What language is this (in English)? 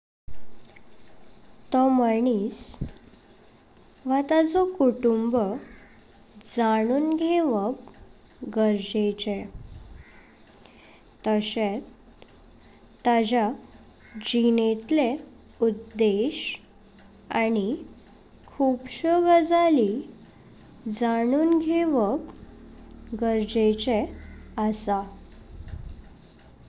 Konkani